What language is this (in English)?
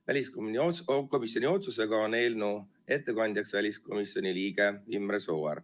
Estonian